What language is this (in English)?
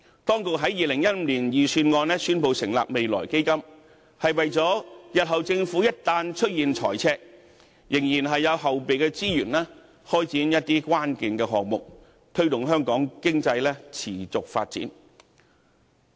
Cantonese